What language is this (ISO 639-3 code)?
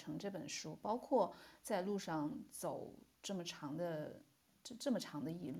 zho